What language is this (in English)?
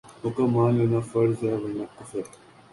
Urdu